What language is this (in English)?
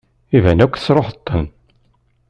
Kabyle